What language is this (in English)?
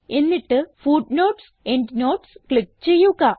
Malayalam